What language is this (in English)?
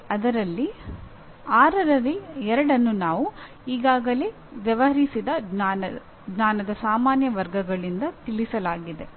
Kannada